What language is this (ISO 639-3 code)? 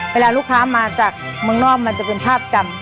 tha